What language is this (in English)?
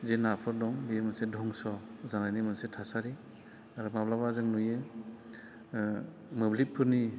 Bodo